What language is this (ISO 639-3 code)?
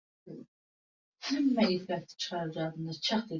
uzb